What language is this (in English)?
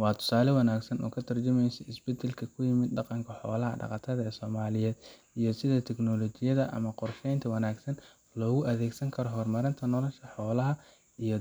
Somali